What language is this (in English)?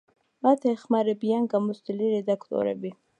Georgian